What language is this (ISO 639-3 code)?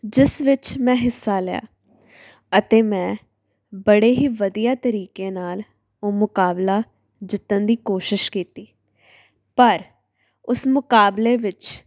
pan